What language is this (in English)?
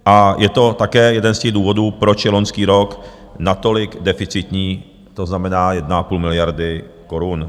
Czech